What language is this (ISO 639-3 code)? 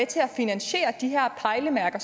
dan